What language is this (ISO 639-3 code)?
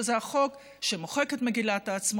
heb